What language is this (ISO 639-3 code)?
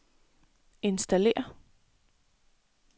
dan